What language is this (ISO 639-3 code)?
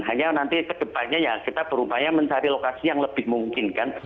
ind